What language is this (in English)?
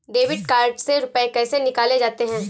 Hindi